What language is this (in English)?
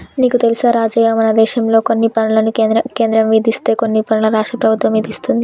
Telugu